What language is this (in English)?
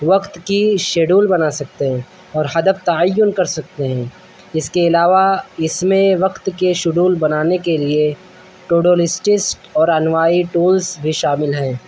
Urdu